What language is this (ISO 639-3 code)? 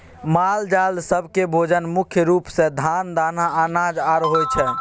mai